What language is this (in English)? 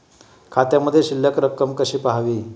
Marathi